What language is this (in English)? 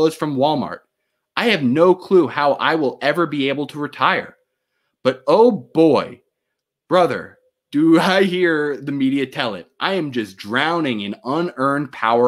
English